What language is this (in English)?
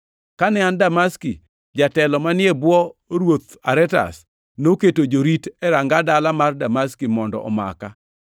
Luo (Kenya and Tanzania)